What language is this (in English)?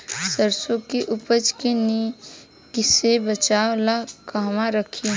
Bhojpuri